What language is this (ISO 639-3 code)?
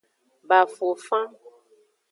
ajg